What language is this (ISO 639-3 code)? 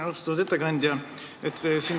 est